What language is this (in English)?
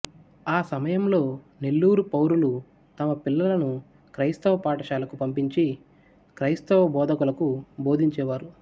Telugu